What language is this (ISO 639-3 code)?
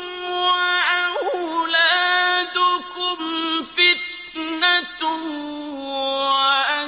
ara